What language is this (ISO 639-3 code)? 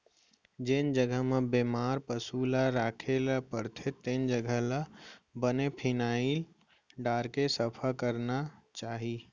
hne